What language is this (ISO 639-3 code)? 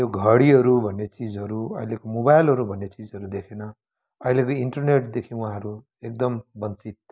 nep